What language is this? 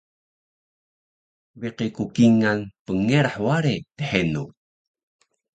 Taroko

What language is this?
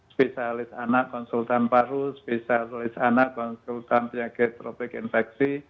Indonesian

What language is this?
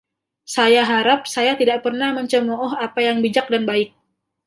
Indonesian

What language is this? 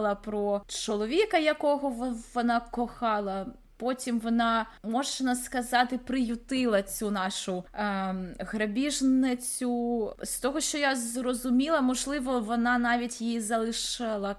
Ukrainian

